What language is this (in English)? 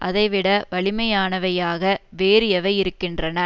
Tamil